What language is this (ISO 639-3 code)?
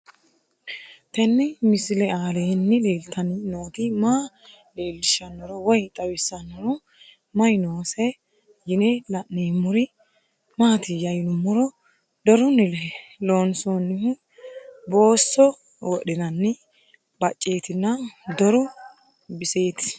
sid